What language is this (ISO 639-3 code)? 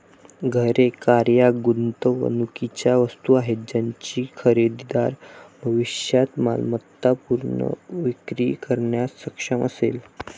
mar